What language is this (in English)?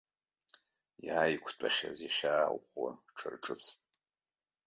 Abkhazian